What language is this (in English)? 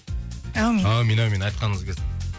Kazakh